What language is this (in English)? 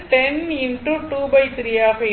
Tamil